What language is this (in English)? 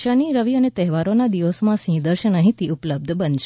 Gujarati